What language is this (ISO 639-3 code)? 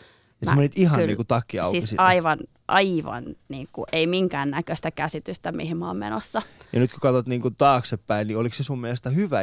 fin